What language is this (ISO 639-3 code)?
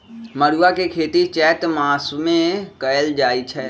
mag